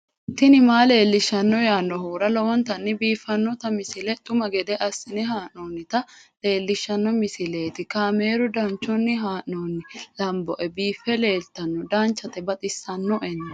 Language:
Sidamo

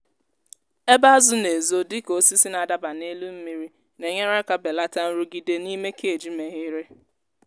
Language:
Igbo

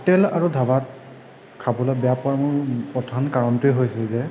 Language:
Assamese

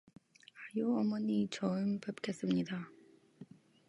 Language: Korean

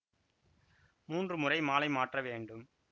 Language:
Tamil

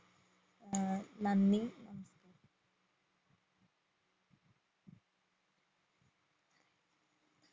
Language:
Malayalam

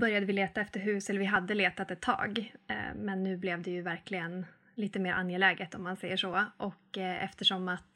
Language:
Swedish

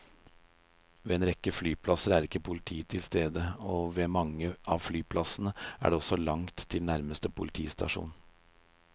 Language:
Norwegian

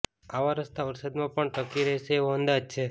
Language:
Gujarati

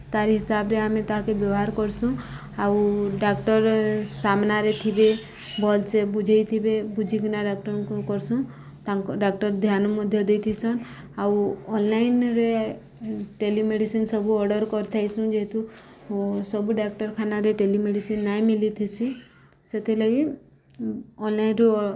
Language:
Odia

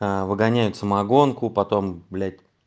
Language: Russian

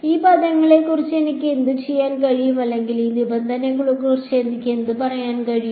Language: Malayalam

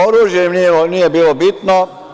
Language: Serbian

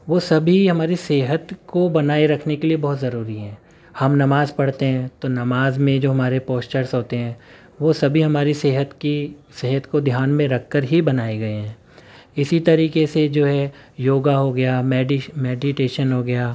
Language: Urdu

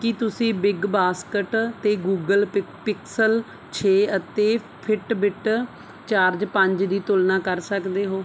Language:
Punjabi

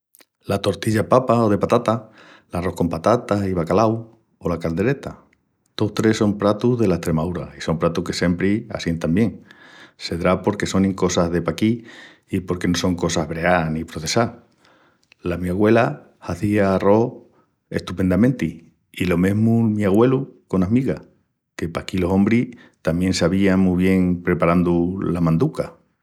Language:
Extremaduran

